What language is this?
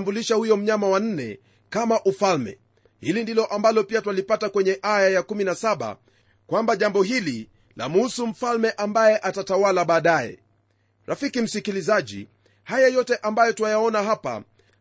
Swahili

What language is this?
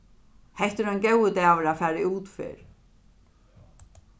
Faroese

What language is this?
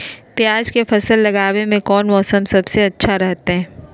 Magahi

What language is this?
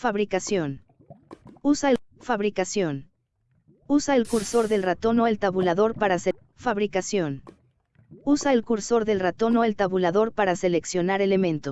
Spanish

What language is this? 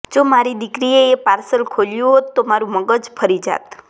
Gujarati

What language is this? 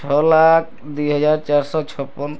Odia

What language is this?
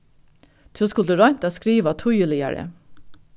Faroese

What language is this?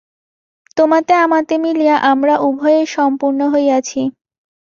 Bangla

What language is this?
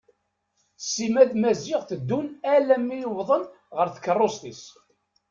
Kabyle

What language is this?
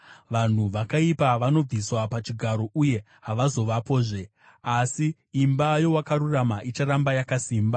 Shona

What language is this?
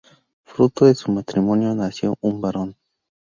Spanish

